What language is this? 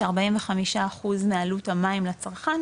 Hebrew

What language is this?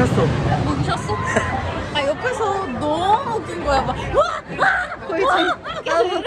Korean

